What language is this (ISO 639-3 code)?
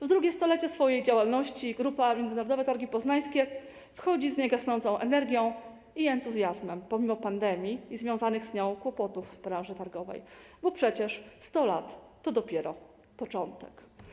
pol